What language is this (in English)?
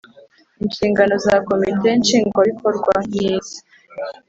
Kinyarwanda